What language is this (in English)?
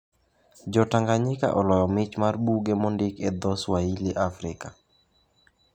Luo (Kenya and Tanzania)